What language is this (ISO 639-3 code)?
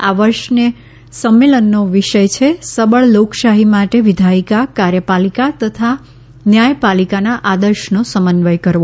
guj